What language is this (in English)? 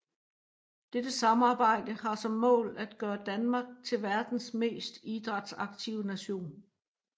Danish